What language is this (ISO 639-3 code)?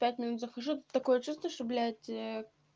rus